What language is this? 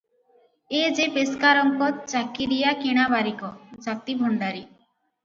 Odia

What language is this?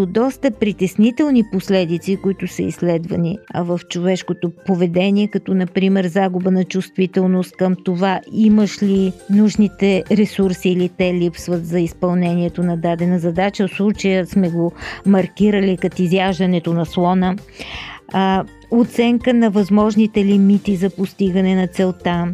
Bulgarian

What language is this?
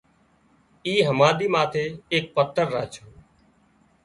Wadiyara Koli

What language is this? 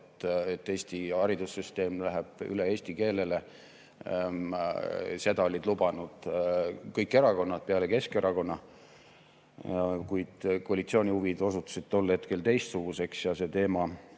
Estonian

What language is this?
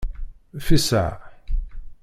Kabyle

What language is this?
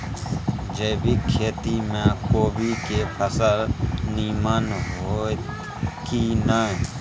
Maithili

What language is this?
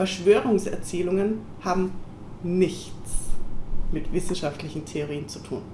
German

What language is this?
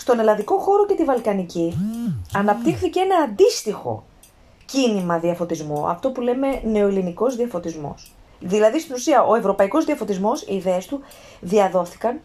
Greek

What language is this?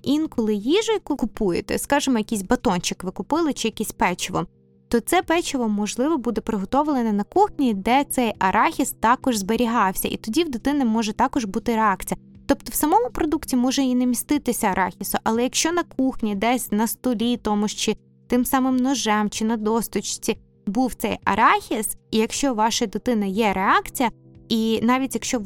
Ukrainian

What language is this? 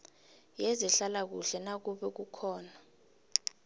South Ndebele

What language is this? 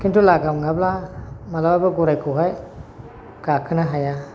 Bodo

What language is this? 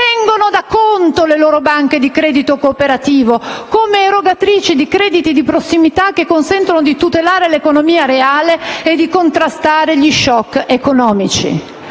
Italian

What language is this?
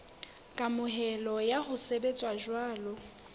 Southern Sotho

